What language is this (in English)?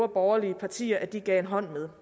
Danish